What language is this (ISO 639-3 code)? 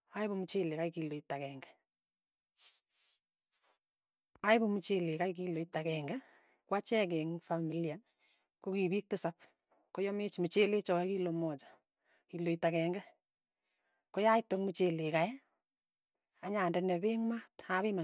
tuy